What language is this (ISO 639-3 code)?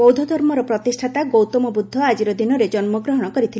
ori